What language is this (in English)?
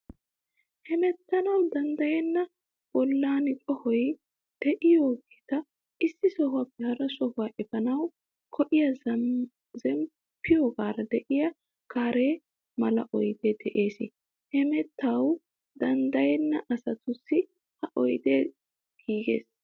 Wolaytta